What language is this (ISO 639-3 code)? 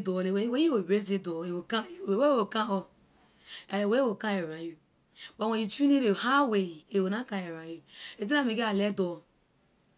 lir